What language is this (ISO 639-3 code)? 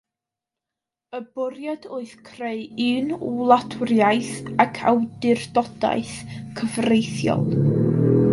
cym